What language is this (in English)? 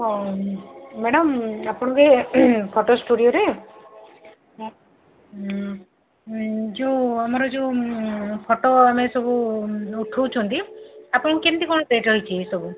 Odia